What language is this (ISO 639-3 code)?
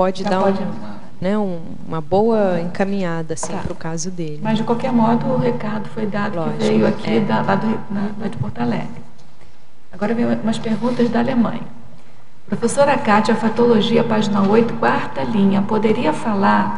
por